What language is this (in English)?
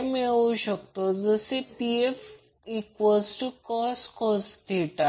Marathi